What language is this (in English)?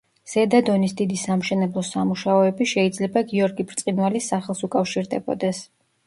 Georgian